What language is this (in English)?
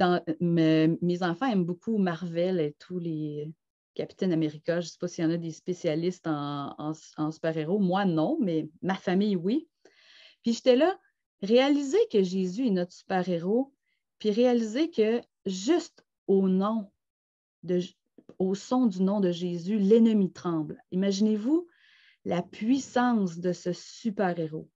French